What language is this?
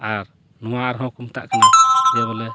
Santali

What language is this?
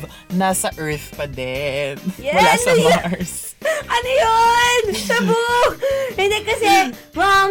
Filipino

